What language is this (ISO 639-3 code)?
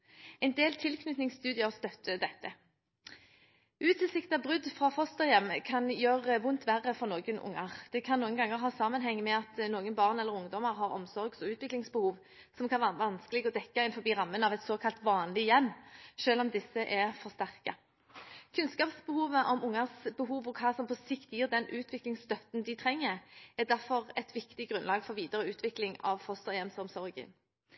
nob